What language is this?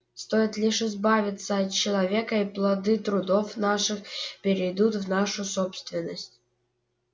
Russian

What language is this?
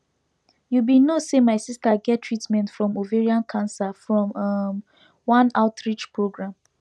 Nigerian Pidgin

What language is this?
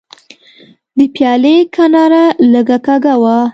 Pashto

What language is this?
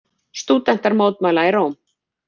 Icelandic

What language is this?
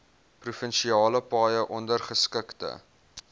Afrikaans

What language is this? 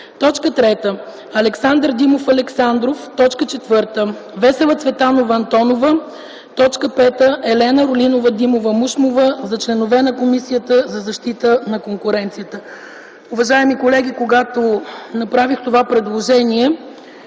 Bulgarian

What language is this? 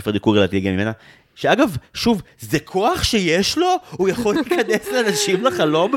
Hebrew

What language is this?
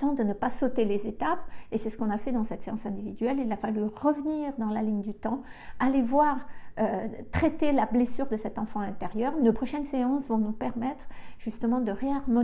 French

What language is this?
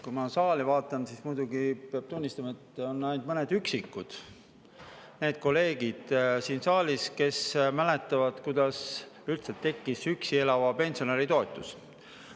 Estonian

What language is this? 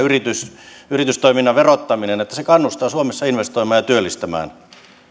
Finnish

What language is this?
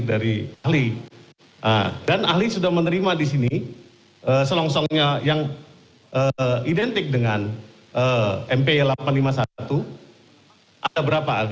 Indonesian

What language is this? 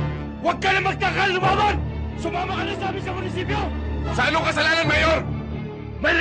Filipino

